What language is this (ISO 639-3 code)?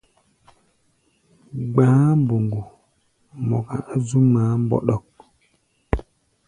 gba